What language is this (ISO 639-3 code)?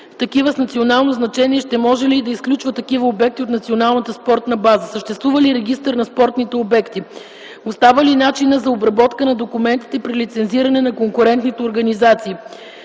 bul